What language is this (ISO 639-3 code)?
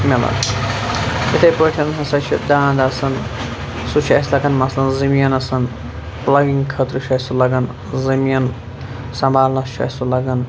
kas